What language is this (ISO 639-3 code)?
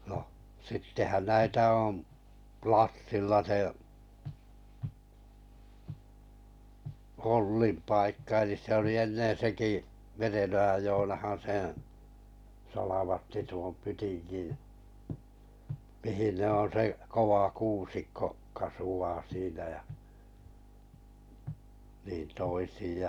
fin